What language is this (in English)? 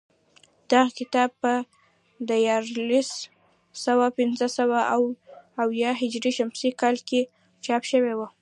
Pashto